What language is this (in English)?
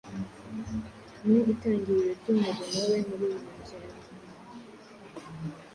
Kinyarwanda